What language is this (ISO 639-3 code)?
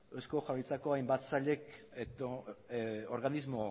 eus